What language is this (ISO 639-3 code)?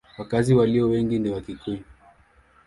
swa